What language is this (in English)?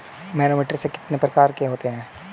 Hindi